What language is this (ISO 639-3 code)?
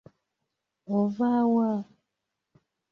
lug